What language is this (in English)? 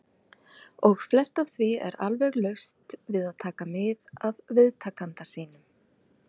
Icelandic